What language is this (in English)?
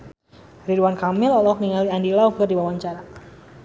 Sundanese